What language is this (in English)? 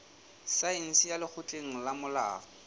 Southern Sotho